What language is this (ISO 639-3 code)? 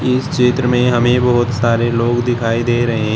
hin